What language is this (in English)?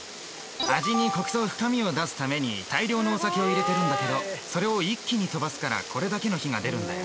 Japanese